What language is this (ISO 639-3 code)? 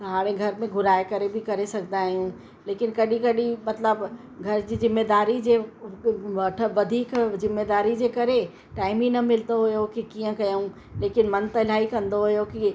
snd